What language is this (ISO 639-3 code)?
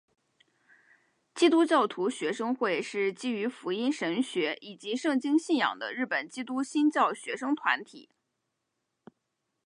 zho